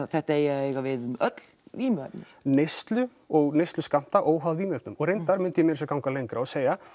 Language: Icelandic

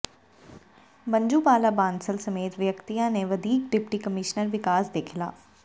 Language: Punjabi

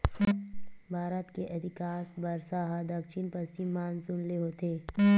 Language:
Chhattisgarhi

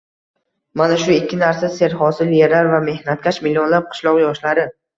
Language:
Uzbek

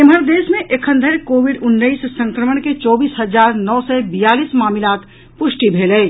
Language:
Maithili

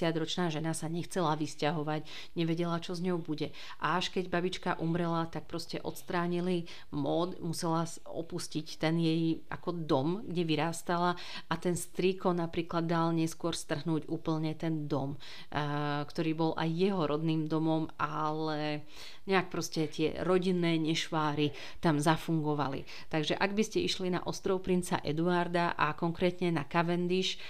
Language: Slovak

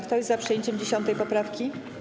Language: Polish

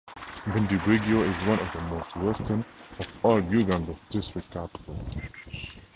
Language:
English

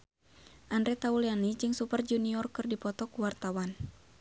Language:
Sundanese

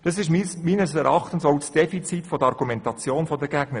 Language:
Swiss German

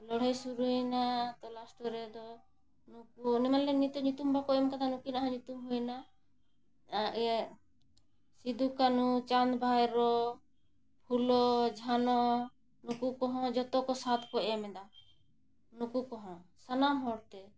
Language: Santali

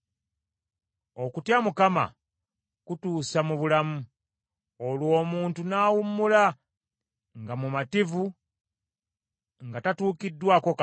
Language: Ganda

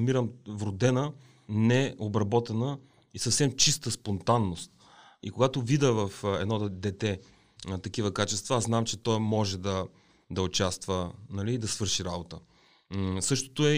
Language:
Bulgarian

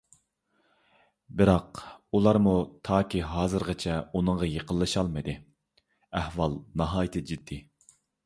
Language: Uyghur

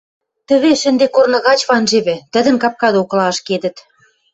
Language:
Western Mari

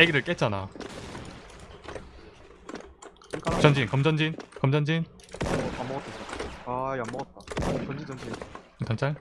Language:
Korean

